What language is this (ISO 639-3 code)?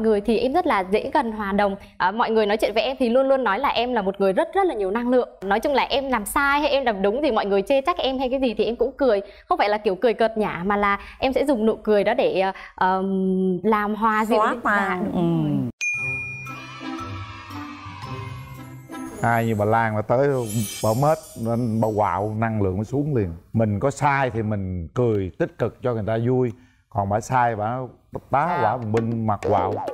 vie